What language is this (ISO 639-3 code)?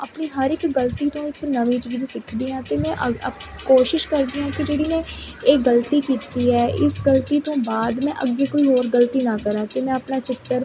pan